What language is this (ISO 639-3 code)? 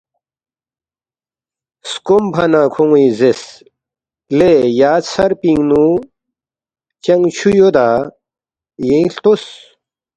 bft